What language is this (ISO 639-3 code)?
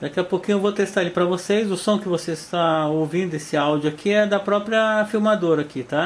por